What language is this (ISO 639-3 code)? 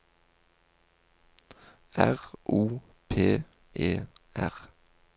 nor